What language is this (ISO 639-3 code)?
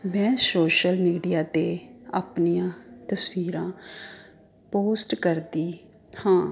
pan